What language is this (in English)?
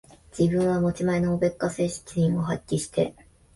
Japanese